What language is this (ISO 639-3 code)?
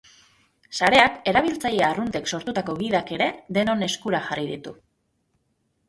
eus